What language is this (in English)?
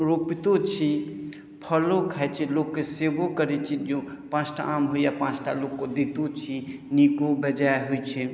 Maithili